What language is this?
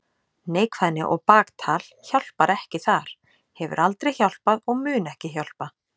Icelandic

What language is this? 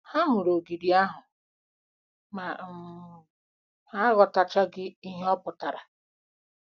Igbo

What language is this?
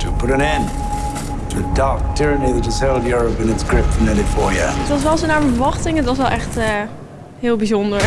Dutch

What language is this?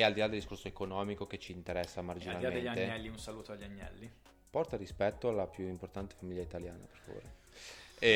Italian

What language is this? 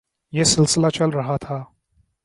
Urdu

